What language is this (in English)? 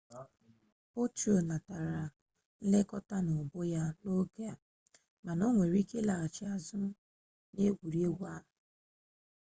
Igbo